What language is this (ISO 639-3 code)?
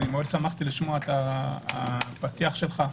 heb